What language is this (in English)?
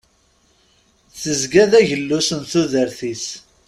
Kabyle